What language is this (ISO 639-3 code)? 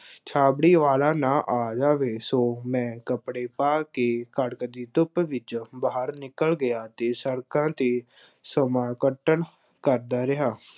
pan